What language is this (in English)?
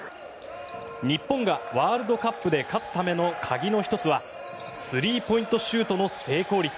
Japanese